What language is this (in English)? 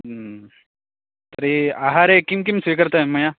Sanskrit